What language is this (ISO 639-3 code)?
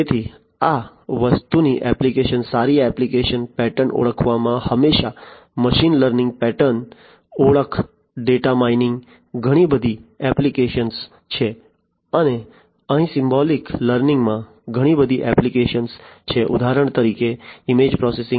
guj